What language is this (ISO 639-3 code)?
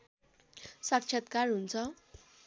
nep